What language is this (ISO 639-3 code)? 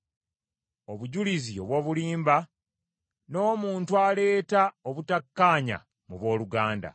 lug